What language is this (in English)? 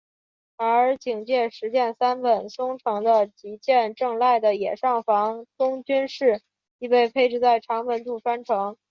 Chinese